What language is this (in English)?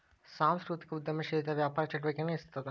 Kannada